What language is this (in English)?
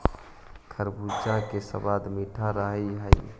Magahi